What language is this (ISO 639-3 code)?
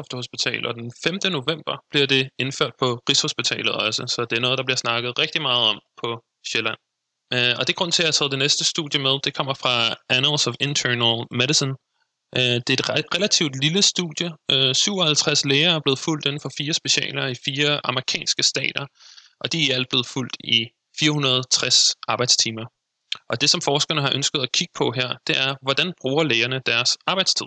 dan